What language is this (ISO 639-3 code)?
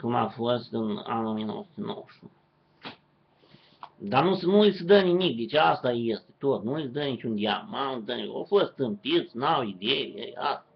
ron